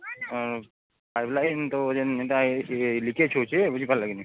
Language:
Odia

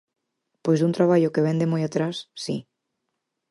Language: Galician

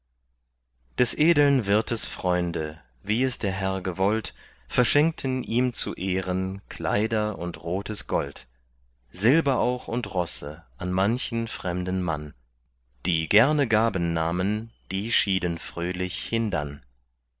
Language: German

